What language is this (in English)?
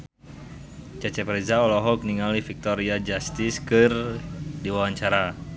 Sundanese